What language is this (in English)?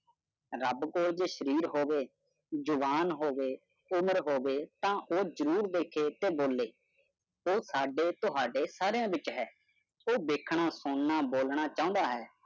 Punjabi